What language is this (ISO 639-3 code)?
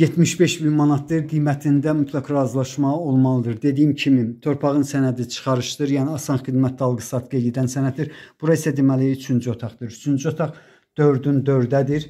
tur